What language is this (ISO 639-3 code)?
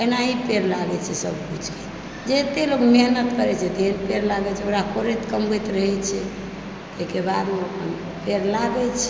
mai